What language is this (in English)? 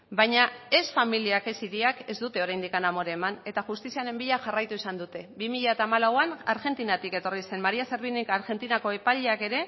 Basque